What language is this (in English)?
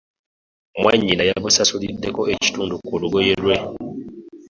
Ganda